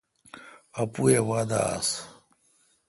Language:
Kalkoti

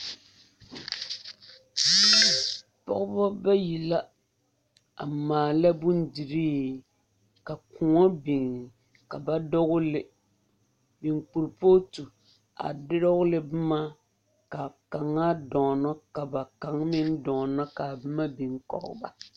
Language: Southern Dagaare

